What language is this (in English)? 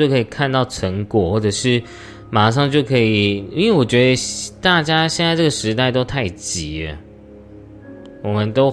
Chinese